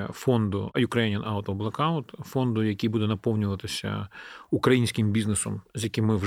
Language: Ukrainian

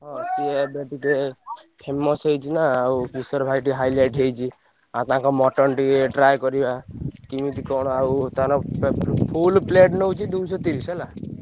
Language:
Odia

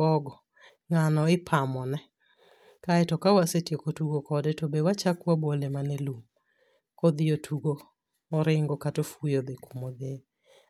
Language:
Luo (Kenya and Tanzania)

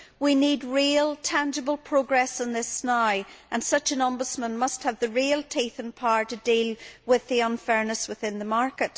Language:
English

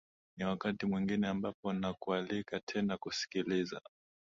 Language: Swahili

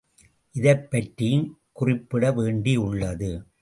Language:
Tamil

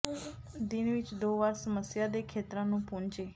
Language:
Punjabi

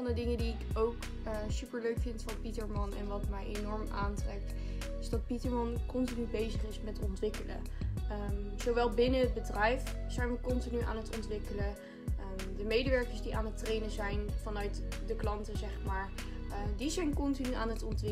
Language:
Dutch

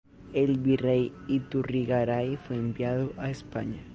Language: Spanish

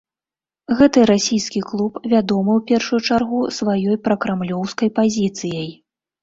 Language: Belarusian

